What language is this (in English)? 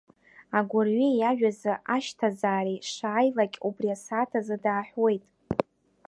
Abkhazian